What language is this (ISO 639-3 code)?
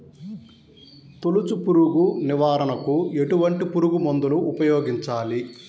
tel